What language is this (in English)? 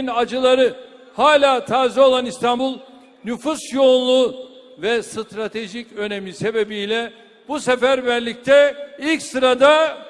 Turkish